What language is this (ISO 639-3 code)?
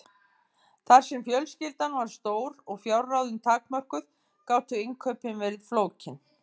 isl